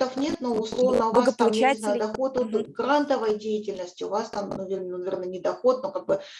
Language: Russian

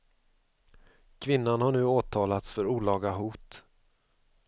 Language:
Swedish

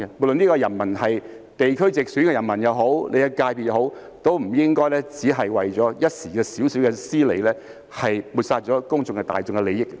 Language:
Cantonese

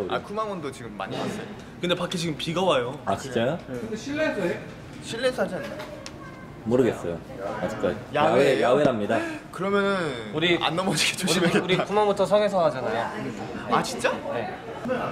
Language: Korean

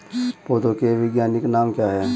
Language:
Hindi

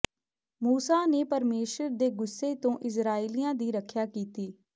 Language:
Punjabi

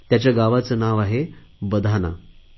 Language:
Marathi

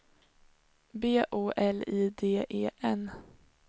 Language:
Swedish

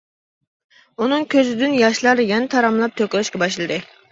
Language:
Uyghur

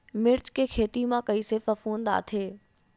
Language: Chhattisgarhi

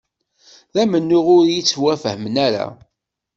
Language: Kabyle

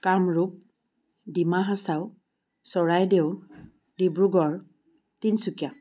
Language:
Assamese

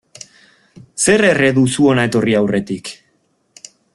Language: Basque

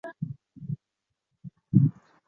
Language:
Chinese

